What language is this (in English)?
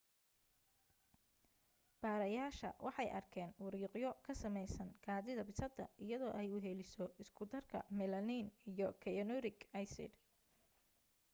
Somali